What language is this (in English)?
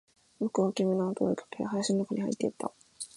Japanese